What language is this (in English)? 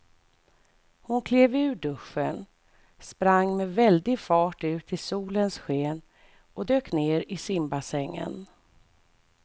Swedish